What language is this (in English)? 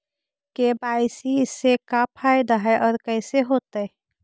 Magahi